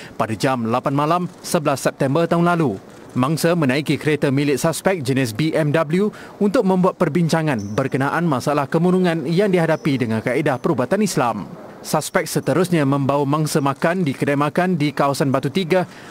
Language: Malay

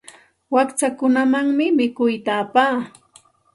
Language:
Santa Ana de Tusi Pasco Quechua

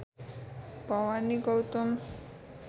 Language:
Nepali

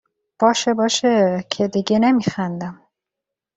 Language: Persian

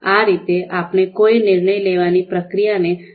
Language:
Gujarati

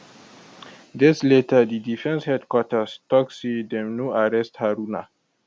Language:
Nigerian Pidgin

